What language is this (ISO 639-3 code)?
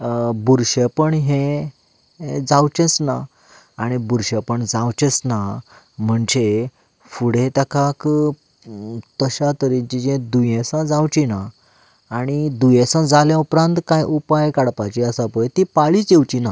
kok